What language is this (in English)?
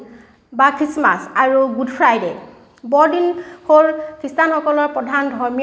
Assamese